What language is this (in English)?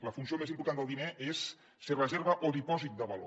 Catalan